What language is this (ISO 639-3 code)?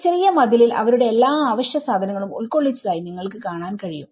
mal